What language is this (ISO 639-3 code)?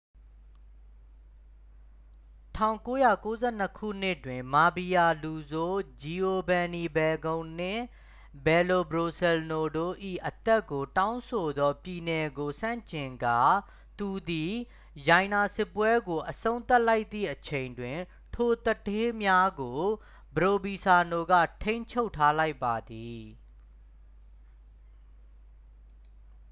mya